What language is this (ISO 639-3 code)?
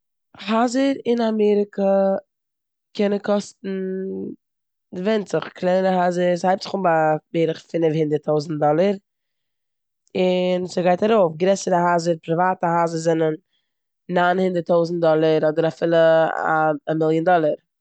yid